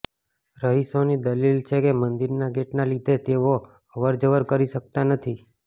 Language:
Gujarati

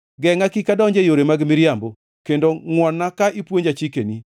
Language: Luo (Kenya and Tanzania)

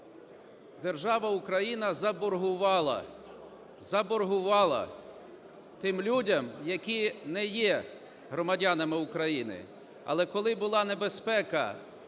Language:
Ukrainian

